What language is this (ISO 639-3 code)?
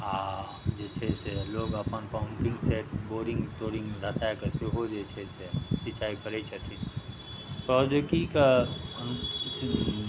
mai